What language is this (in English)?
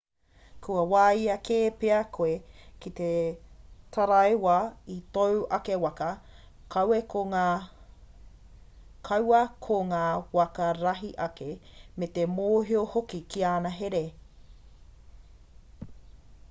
Māori